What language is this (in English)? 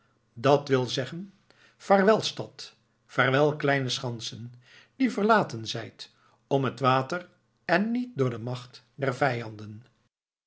Dutch